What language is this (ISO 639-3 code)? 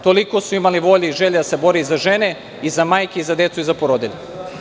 srp